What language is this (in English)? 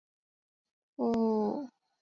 Chinese